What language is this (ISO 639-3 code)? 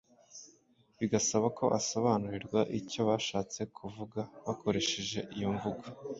kin